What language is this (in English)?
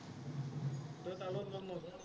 Assamese